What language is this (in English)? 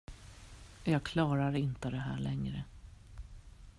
Swedish